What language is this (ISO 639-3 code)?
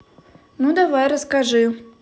rus